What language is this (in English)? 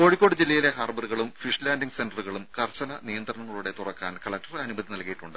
Malayalam